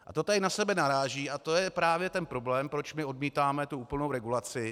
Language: Czech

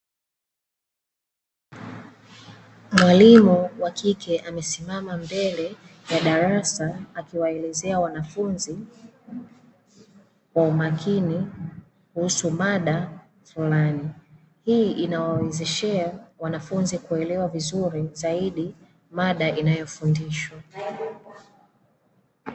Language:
Swahili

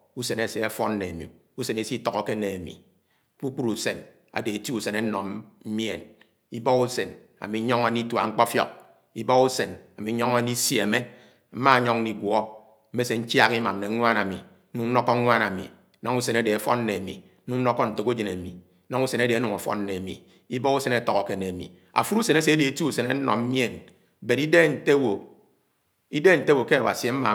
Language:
Anaang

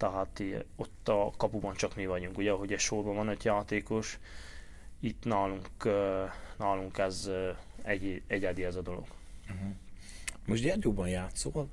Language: Hungarian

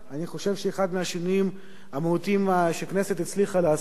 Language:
Hebrew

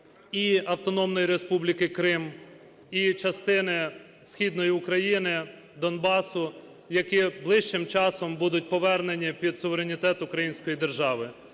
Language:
Ukrainian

